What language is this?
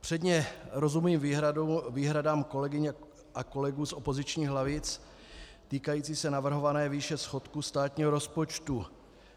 Czech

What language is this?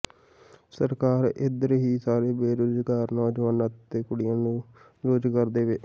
Punjabi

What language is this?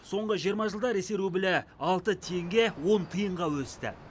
Kazakh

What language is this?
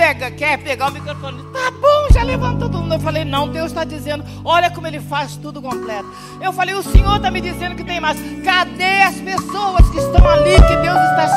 Portuguese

